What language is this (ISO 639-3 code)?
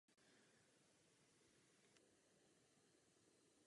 ces